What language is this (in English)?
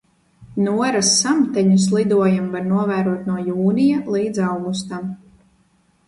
Latvian